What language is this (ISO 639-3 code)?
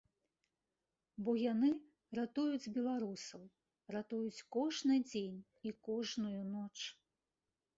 bel